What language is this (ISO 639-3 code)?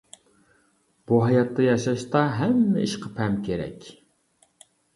uig